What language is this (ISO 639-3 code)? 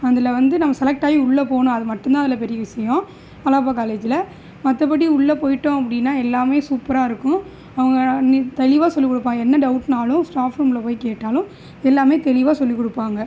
tam